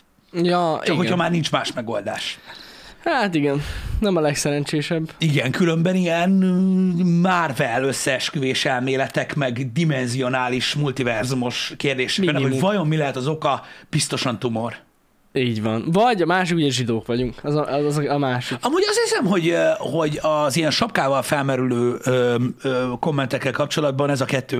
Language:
Hungarian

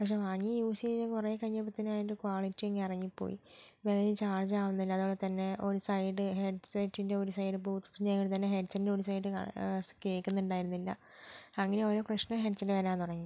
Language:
Malayalam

